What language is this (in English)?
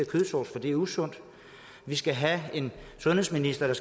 Danish